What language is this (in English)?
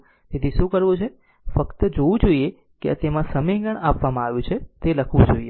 Gujarati